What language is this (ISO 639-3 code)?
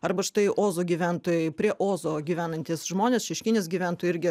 lit